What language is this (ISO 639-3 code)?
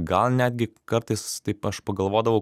lit